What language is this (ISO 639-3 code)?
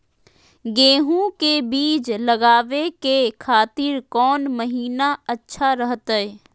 mag